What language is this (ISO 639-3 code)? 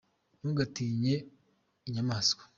kin